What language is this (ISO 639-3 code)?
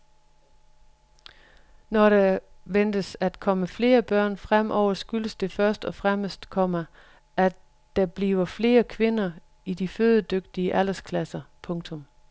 dan